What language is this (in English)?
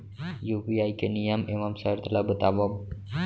Chhattisgarhi